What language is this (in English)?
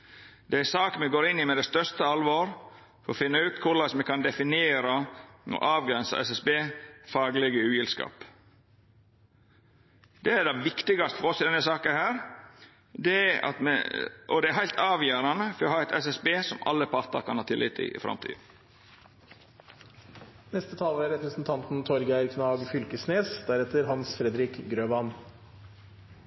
Norwegian Nynorsk